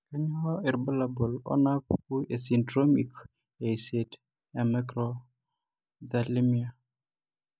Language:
Masai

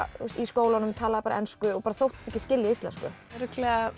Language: Icelandic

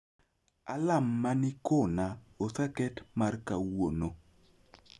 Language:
Luo (Kenya and Tanzania)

